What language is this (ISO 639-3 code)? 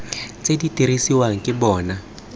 tsn